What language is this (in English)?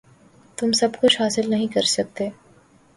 Urdu